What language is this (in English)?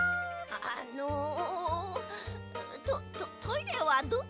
Japanese